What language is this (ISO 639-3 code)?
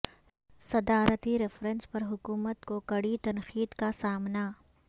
urd